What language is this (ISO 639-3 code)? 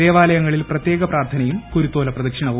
mal